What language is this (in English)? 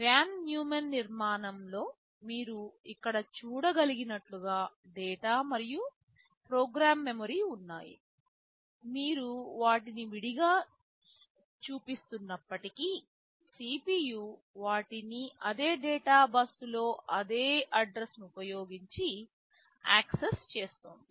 Telugu